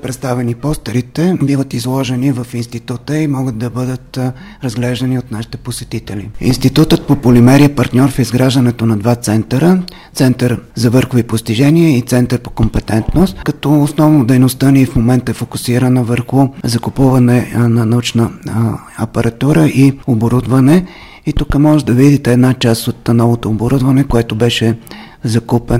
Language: Bulgarian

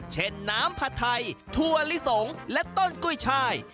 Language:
Thai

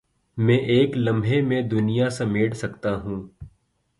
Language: Urdu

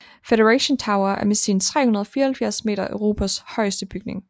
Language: Danish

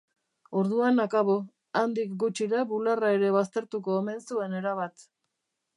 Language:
Basque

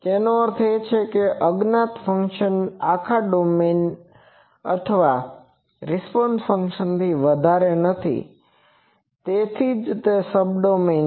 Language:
Gujarati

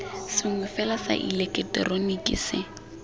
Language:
Tswana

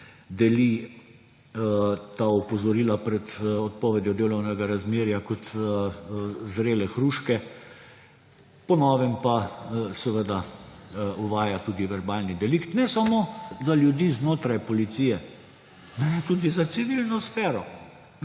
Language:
Slovenian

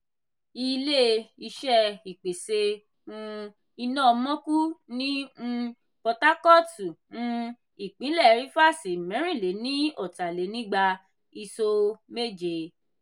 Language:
Yoruba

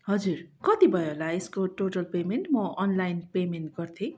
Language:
Nepali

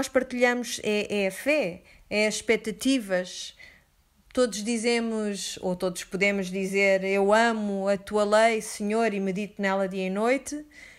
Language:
Portuguese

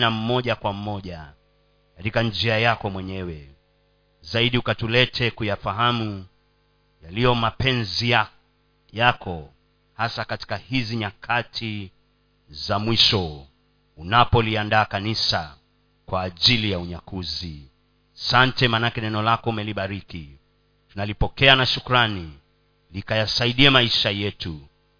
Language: Swahili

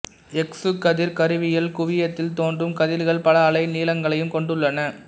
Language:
Tamil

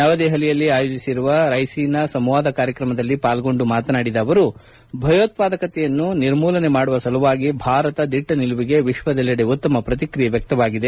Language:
Kannada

